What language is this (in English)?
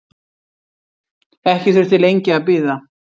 Icelandic